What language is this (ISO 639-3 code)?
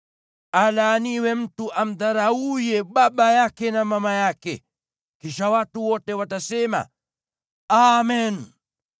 swa